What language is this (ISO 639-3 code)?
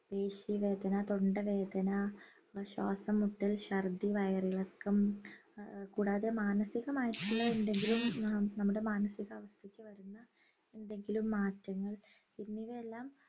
mal